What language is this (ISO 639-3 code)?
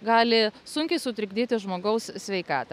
lit